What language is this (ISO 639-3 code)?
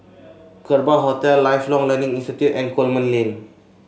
eng